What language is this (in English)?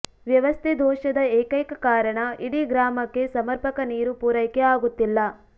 Kannada